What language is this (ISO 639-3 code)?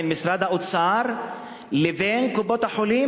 heb